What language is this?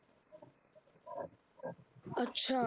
Punjabi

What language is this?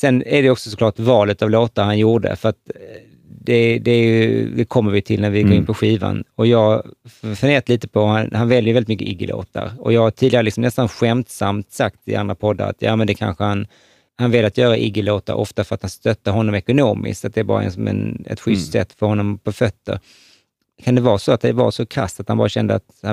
Swedish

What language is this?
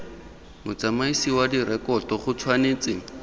Tswana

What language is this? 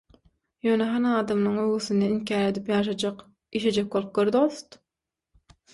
Turkmen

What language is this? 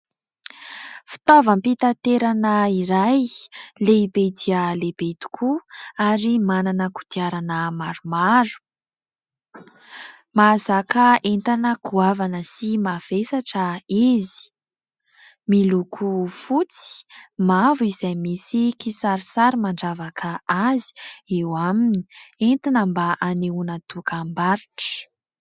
Malagasy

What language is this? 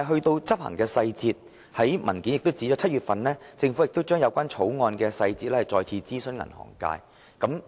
Cantonese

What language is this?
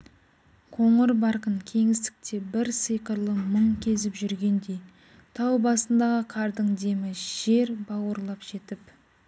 Kazakh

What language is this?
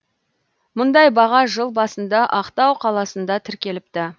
Kazakh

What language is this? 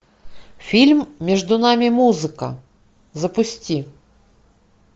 Russian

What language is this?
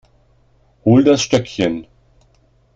German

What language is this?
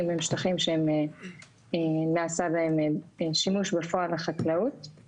Hebrew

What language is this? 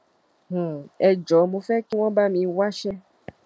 Yoruba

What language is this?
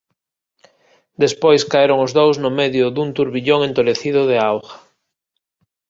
Galician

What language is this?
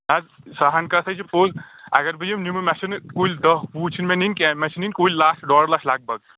Kashmiri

